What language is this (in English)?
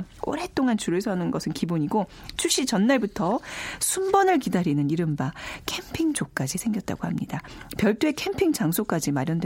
Korean